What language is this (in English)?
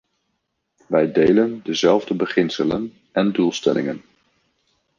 Dutch